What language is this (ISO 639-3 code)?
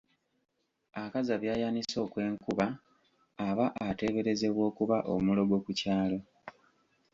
lug